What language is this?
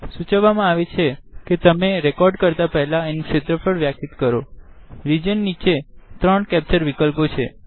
Gujarati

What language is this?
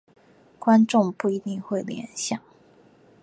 Chinese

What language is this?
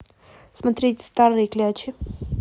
Russian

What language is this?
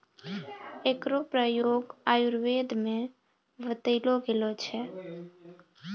Maithili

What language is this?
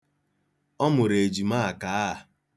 Igbo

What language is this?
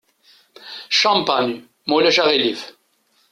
Kabyle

